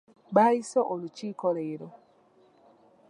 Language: Ganda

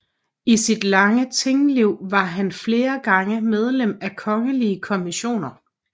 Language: Danish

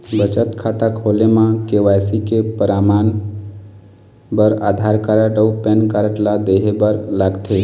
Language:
Chhattisgarhi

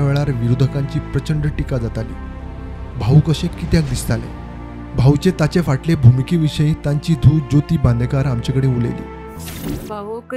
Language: Marathi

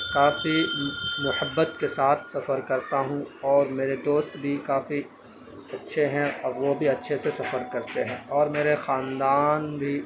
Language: Urdu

